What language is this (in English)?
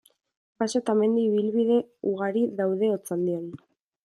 Basque